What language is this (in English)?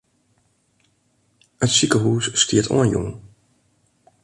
Western Frisian